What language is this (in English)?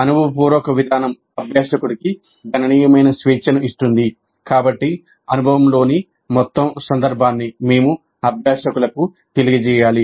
Telugu